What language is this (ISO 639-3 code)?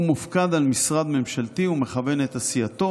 heb